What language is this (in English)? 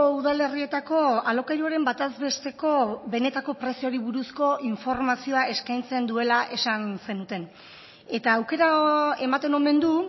Basque